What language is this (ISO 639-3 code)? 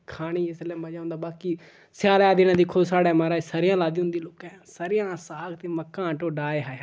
doi